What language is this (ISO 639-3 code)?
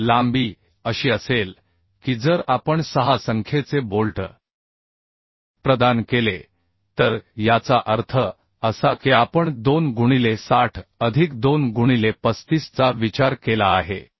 mar